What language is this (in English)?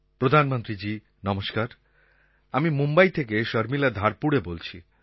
Bangla